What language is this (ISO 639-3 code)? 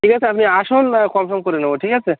ben